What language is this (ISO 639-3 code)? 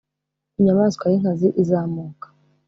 kin